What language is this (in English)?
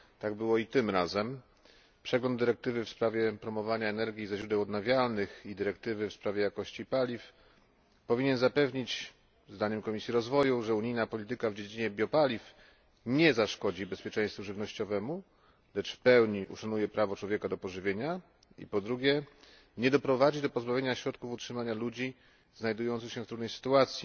Polish